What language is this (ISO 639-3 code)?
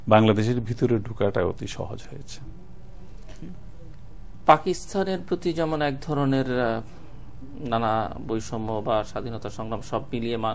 ben